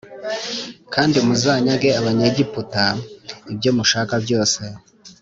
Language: Kinyarwanda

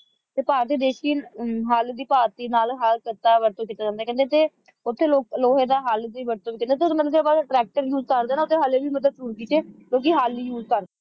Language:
Punjabi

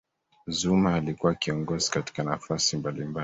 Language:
Swahili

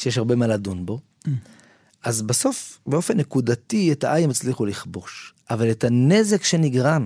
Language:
Hebrew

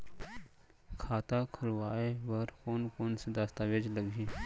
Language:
Chhattisgarhi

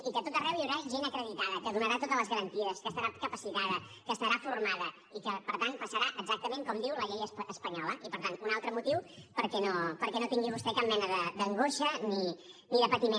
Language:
Catalan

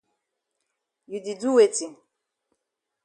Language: Cameroon Pidgin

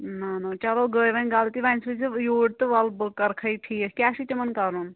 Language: Kashmiri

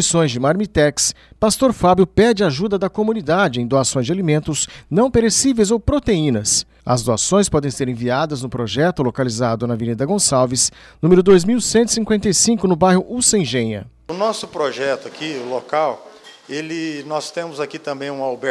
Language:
Portuguese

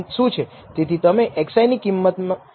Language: Gujarati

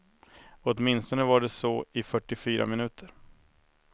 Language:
Swedish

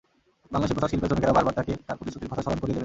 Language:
Bangla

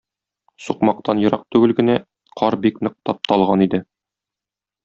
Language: Tatar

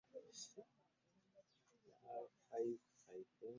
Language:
Ganda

